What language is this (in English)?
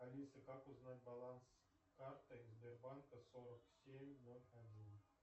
Russian